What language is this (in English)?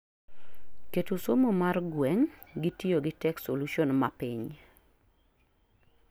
Luo (Kenya and Tanzania)